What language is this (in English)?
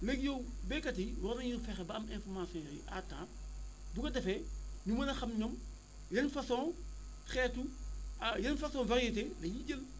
Wolof